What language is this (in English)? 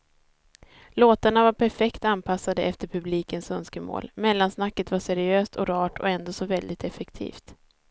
Swedish